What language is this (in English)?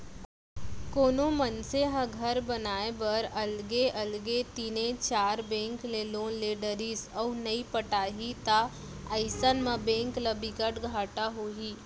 Chhattisgarhi